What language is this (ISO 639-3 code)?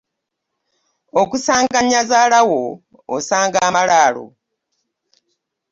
lug